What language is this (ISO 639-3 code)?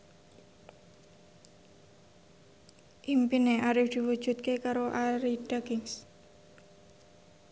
jav